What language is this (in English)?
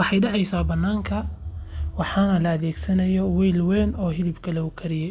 Somali